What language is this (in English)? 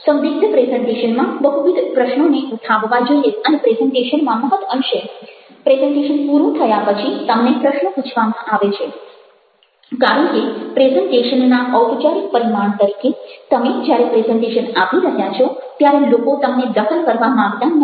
Gujarati